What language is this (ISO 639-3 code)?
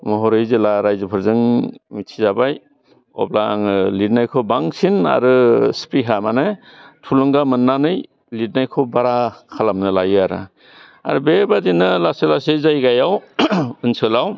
brx